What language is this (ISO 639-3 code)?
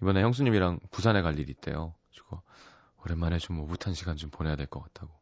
kor